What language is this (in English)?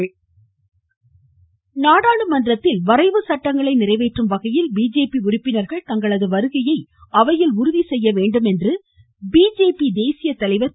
Tamil